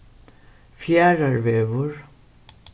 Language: Faroese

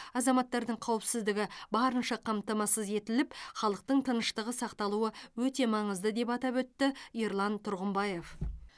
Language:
Kazakh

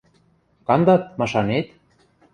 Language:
Western Mari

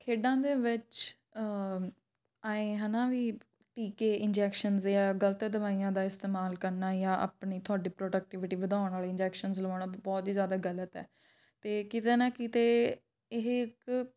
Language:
Punjabi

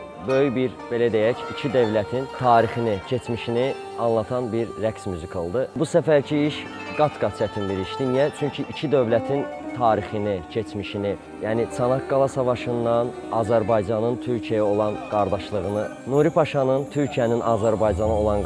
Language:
Turkish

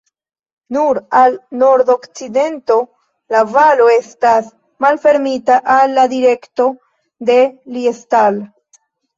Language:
Esperanto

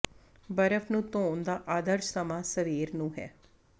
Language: Punjabi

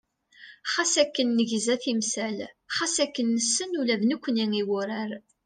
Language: Kabyle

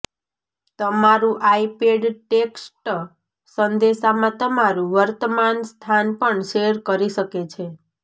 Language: Gujarati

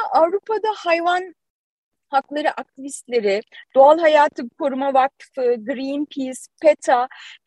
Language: Turkish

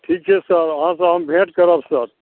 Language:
Maithili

